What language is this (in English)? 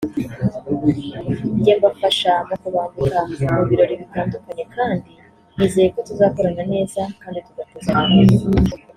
Kinyarwanda